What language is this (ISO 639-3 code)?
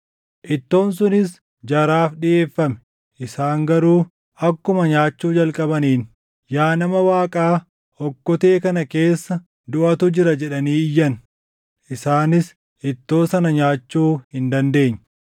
orm